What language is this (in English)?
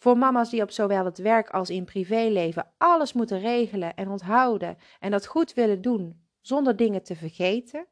Dutch